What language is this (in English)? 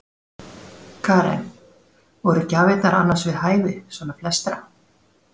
Icelandic